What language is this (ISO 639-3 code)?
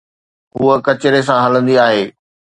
snd